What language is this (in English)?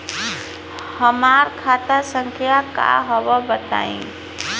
Bhojpuri